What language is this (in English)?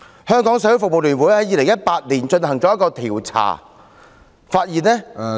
Cantonese